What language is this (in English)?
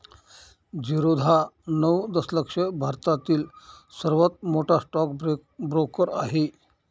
Marathi